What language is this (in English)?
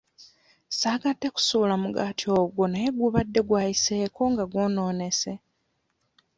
Ganda